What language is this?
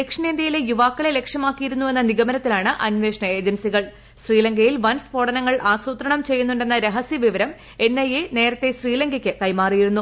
Malayalam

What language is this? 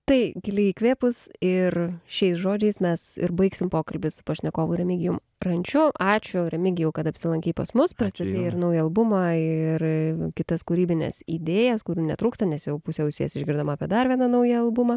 Lithuanian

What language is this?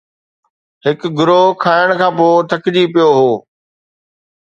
Sindhi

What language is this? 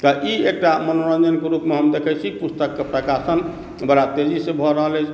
Maithili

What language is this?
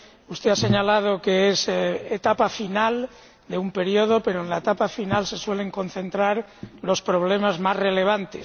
Spanish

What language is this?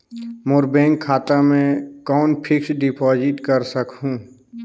Chhattisgarhi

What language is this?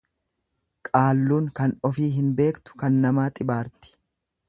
Oromo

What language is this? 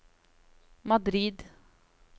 Norwegian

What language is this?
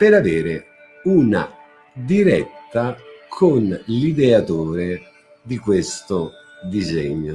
Italian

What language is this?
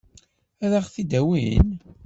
Kabyle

